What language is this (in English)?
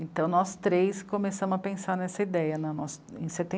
Portuguese